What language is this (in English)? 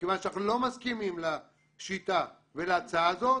Hebrew